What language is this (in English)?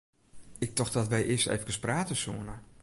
Western Frisian